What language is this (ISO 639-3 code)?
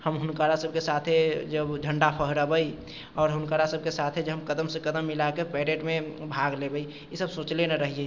mai